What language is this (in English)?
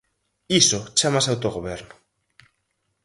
Galician